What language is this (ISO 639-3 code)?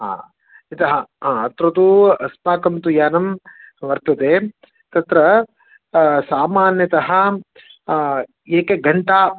san